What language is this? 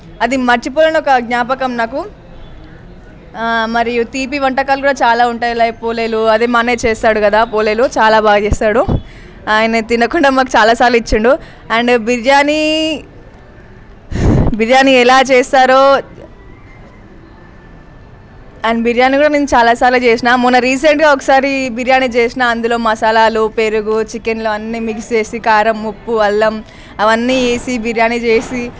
Telugu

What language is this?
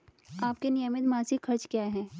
Hindi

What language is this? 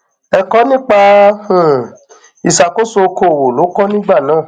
Yoruba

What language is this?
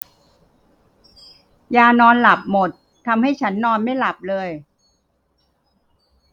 Thai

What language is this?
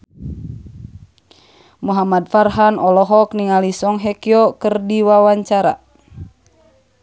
Sundanese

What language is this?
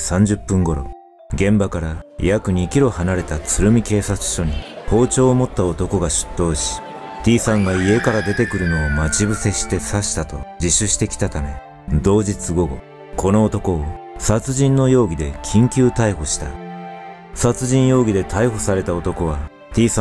Japanese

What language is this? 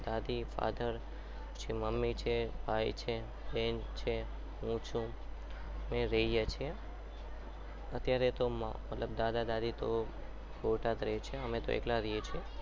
Gujarati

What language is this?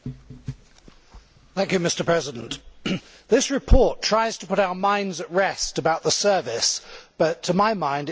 English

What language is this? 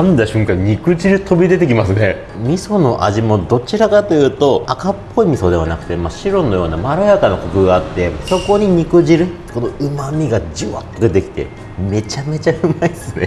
Japanese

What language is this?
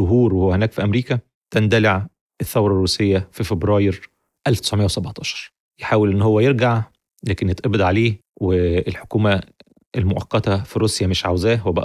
Arabic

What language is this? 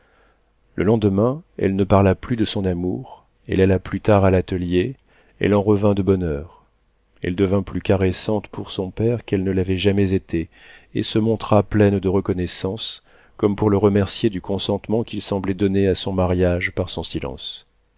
French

